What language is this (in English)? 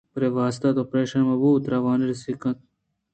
Eastern Balochi